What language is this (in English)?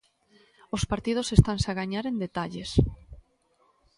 Galician